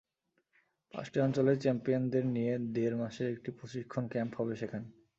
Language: Bangla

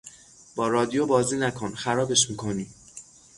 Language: Persian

